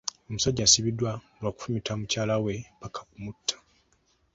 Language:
Ganda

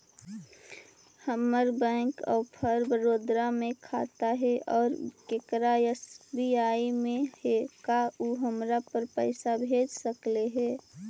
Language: Magahi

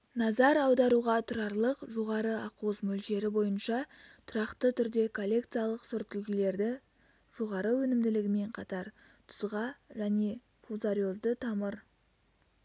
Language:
Kazakh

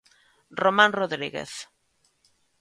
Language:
Galician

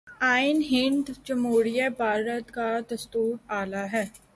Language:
Urdu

